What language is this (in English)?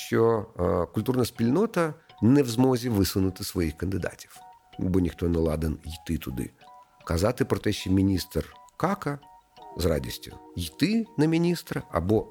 Ukrainian